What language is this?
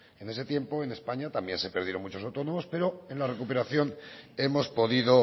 Spanish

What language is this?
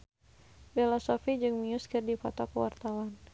Sundanese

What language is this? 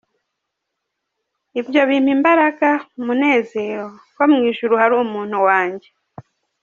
Kinyarwanda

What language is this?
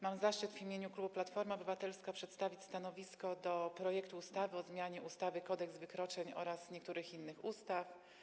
Polish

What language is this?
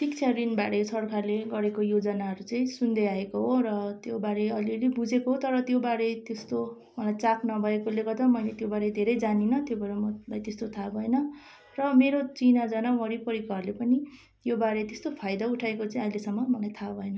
Nepali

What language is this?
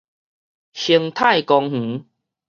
Min Nan Chinese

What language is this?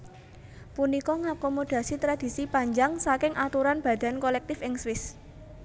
Javanese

